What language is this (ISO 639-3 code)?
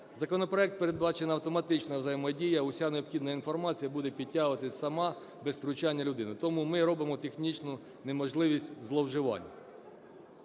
ukr